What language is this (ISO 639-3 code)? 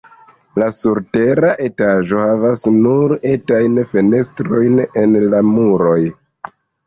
epo